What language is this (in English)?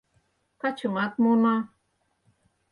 Mari